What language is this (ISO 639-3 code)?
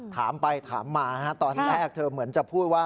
tha